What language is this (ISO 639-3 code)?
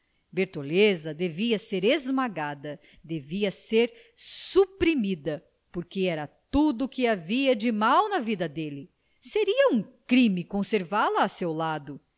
por